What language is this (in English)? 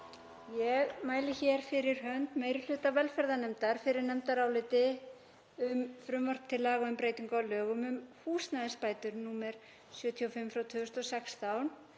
Icelandic